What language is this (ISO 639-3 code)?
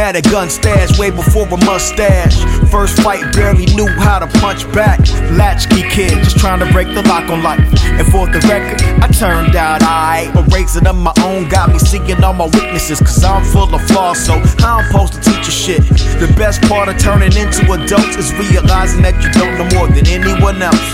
eng